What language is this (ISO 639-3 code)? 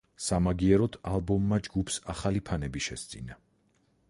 kat